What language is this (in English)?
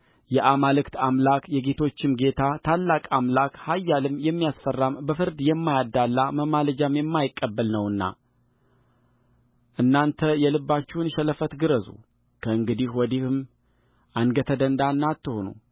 Amharic